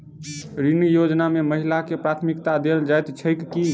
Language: Maithili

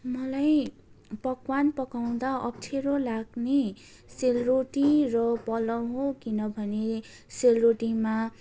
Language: Nepali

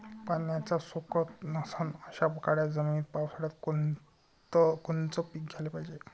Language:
Marathi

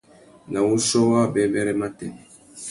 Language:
Tuki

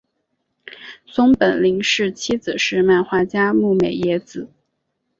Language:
Chinese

